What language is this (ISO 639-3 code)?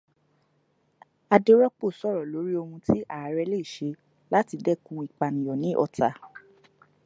yor